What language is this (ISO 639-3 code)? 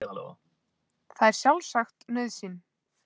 isl